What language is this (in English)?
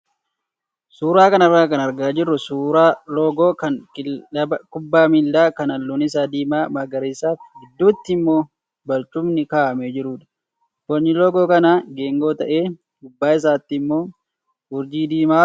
Oromo